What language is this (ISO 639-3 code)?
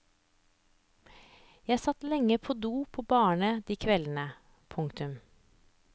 nor